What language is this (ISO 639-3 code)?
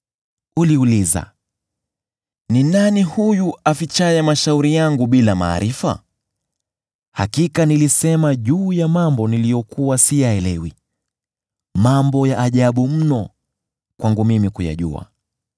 swa